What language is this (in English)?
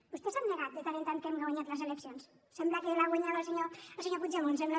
Catalan